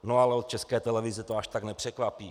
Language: Czech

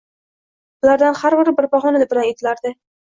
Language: Uzbek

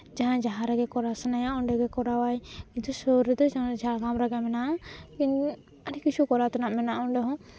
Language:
Santali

